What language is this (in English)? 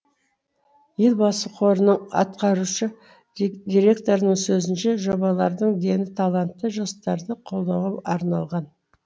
Kazakh